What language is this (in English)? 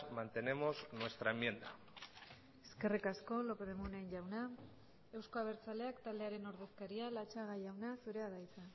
Basque